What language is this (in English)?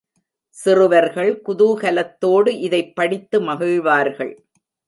Tamil